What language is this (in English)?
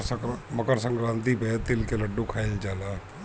Bhojpuri